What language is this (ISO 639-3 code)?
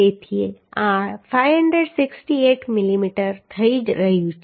guj